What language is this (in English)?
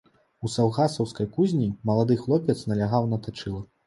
Belarusian